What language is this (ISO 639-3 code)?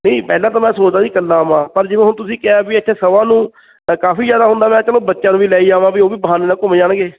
pan